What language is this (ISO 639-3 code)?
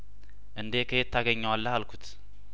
amh